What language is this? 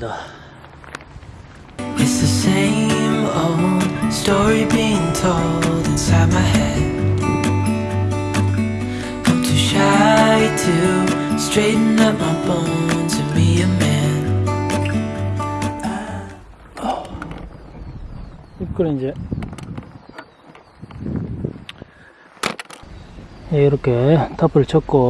Korean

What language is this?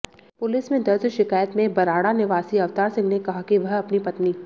Hindi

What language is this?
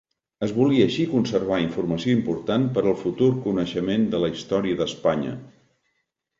Catalan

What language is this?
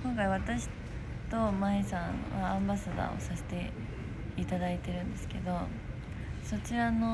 Japanese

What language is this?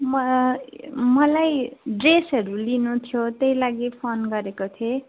Nepali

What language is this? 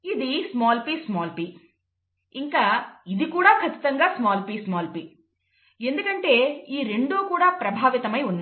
Telugu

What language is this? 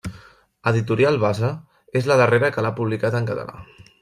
Catalan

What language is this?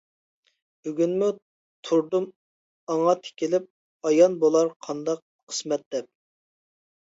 Uyghur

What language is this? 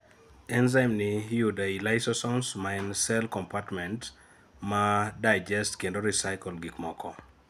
Luo (Kenya and Tanzania)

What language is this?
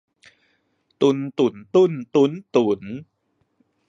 Thai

